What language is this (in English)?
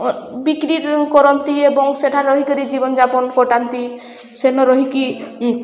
Odia